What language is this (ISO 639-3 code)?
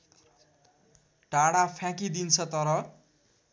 nep